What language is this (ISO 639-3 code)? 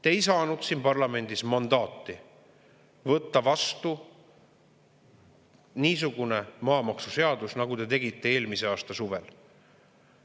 est